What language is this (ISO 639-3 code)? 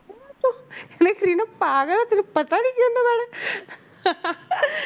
pan